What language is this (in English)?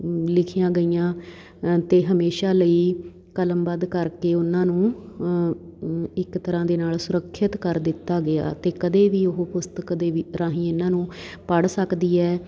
Punjabi